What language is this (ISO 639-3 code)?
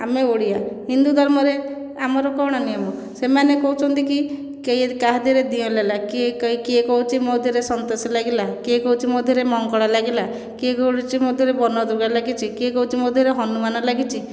ori